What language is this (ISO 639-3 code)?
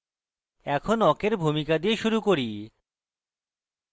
ben